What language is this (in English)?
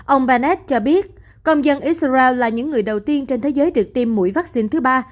Vietnamese